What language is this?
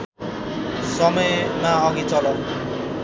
Nepali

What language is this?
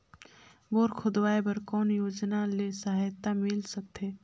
Chhattisgarhi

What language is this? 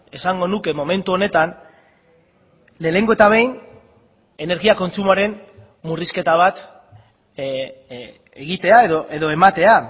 Basque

